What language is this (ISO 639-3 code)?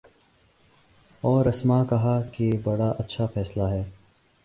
urd